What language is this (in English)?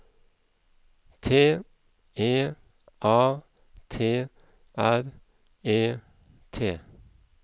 Norwegian